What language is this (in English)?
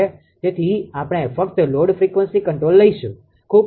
Gujarati